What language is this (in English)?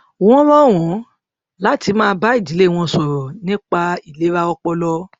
Yoruba